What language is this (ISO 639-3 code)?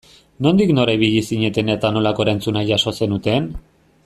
eus